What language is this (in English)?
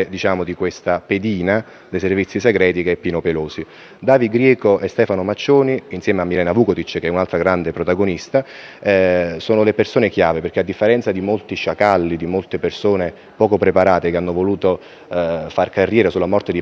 Italian